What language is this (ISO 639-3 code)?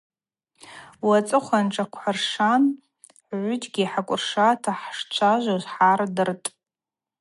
abq